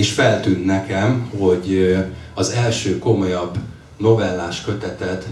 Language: Hungarian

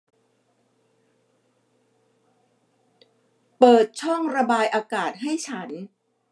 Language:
Thai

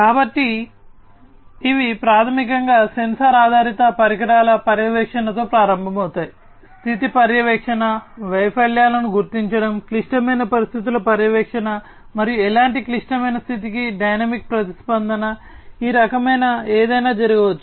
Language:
Telugu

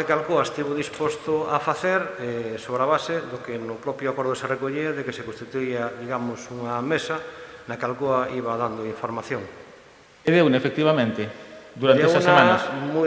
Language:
Italian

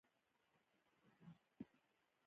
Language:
Pashto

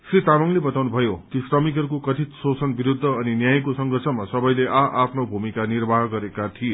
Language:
Nepali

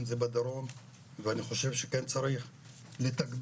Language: Hebrew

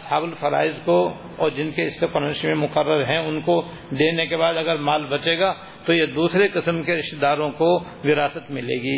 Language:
Urdu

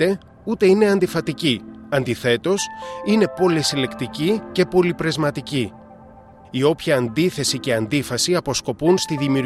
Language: Greek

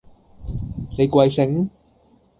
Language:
Cantonese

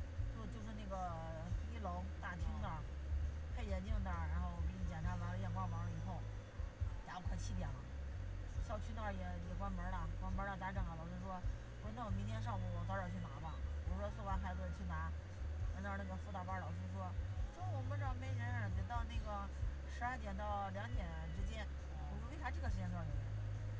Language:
Chinese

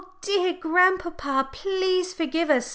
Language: English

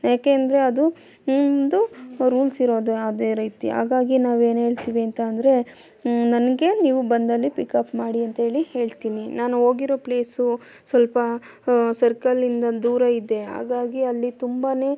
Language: Kannada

